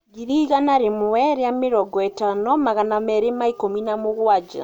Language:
Kikuyu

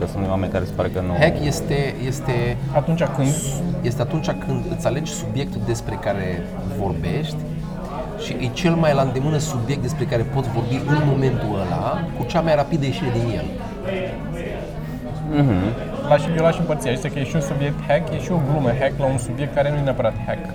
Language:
Romanian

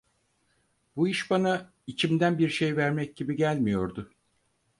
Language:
Turkish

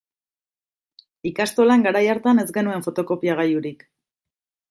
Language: Basque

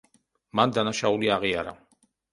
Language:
Georgian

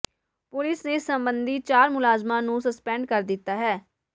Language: Punjabi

